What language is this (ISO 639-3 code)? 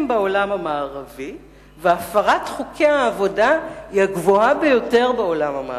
heb